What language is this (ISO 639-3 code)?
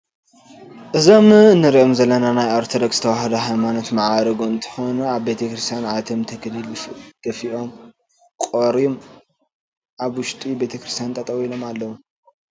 tir